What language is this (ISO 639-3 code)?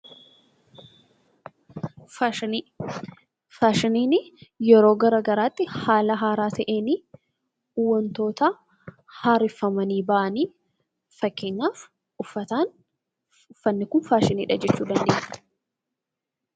orm